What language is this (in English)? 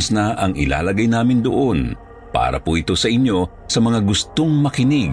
Filipino